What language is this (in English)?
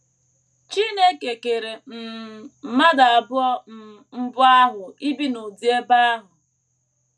Igbo